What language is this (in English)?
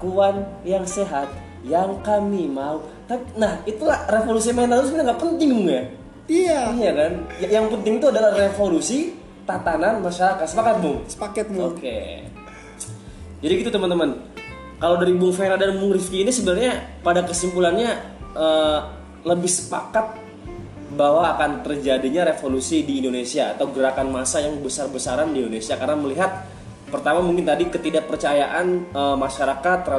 Indonesian